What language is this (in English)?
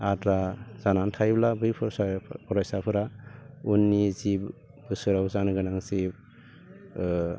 Bodo